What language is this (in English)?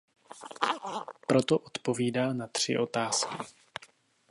Czech